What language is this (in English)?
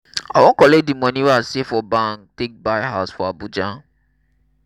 Nigerian Pidgin